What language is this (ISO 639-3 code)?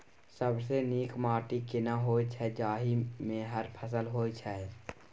mai